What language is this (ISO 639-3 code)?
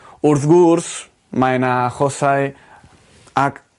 cym